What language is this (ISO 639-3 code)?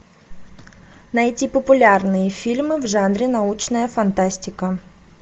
rus